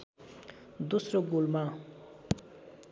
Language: Nepali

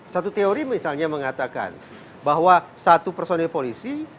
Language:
Indonesian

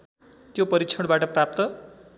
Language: Nepali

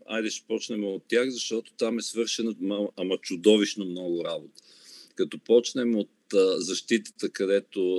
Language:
Bulgarian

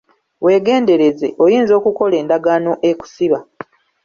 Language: Ganda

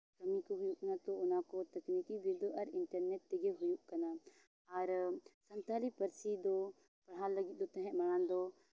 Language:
Santali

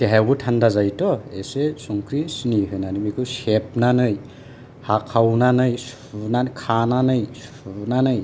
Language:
Bodo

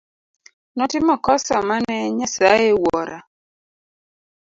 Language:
Luo (Kenya and Tanzania)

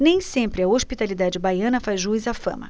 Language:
Portuguese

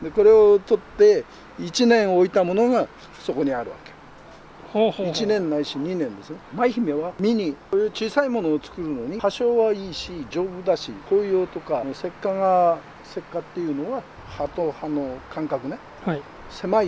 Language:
Japanese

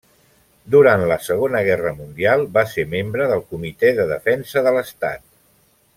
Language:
Catalan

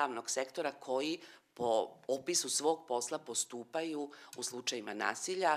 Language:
Hungarian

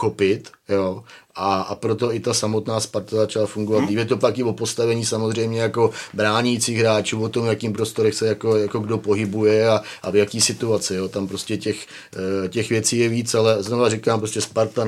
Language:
Czech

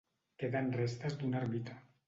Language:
Catalan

